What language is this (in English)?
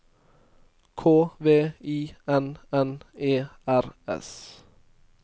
Norwegian